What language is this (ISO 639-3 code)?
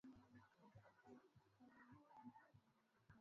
swa